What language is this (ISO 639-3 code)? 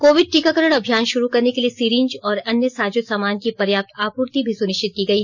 hin